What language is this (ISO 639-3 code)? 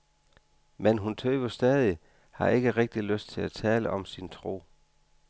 dan